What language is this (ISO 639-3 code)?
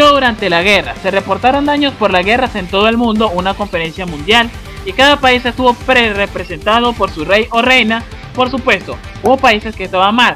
spa